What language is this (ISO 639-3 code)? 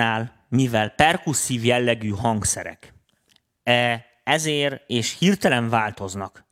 hun